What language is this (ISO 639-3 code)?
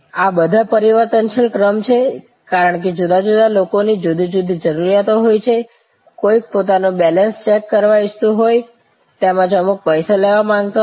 guj